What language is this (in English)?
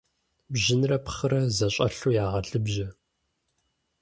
Kabardian